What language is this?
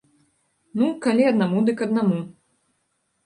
Belarusian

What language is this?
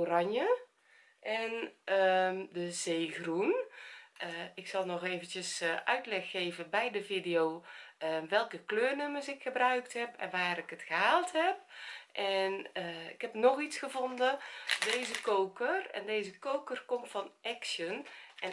Dutch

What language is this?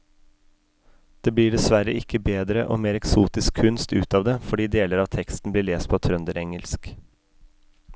Norwegian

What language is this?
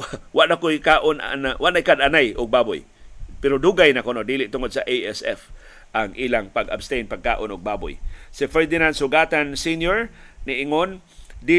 Filipino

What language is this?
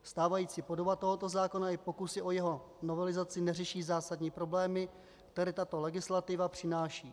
Czech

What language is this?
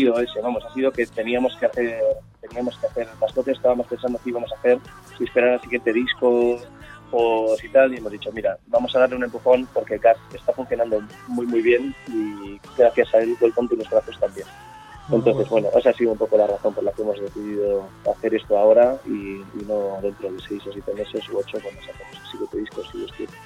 Spanish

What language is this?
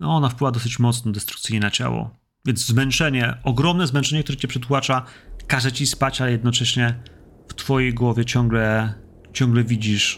Polish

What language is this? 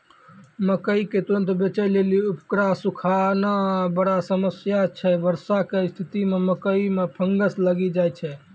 Maithili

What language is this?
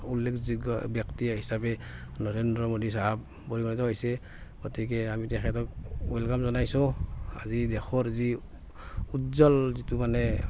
Assamese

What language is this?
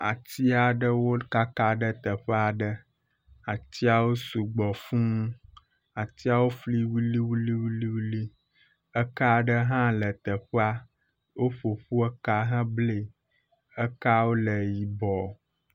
Ewe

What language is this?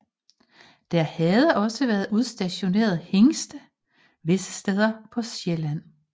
Danish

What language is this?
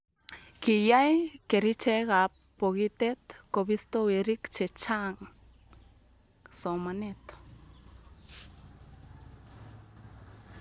Kalenjin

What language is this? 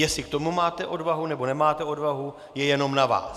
Czech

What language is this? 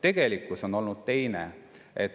Estonian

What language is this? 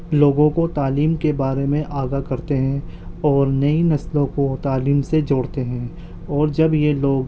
Urdu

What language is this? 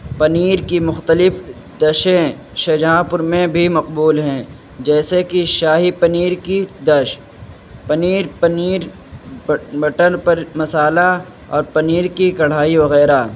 Urdu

